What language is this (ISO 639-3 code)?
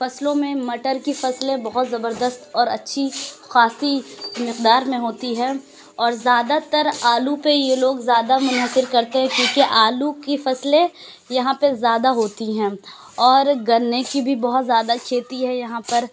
urd